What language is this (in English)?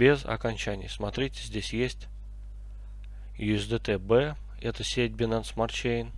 Russian